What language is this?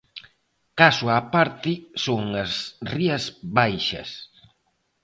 Galician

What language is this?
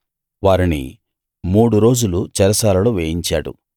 Telugu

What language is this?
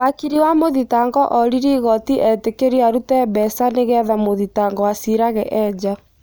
Kikuyu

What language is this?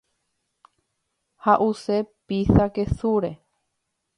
Guarani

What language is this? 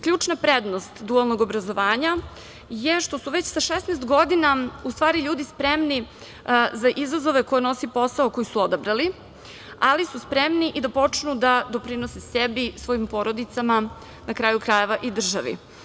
Serbian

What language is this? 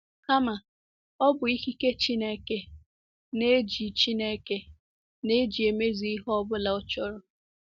Igbo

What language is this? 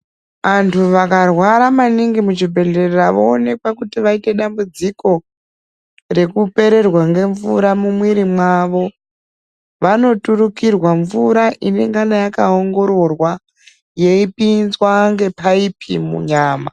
Ndau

